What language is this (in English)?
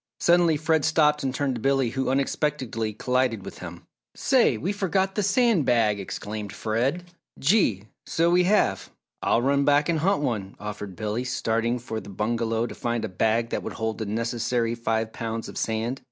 English